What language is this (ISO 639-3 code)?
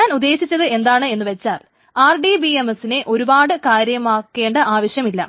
mal